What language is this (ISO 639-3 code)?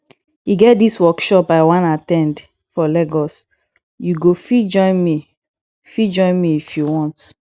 pcm